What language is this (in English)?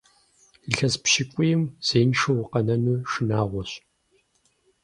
Kabardian